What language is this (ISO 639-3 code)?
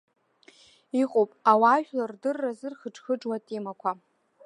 abk